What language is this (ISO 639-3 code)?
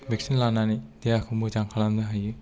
brx